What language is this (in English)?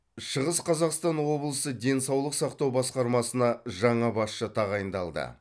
Kazakh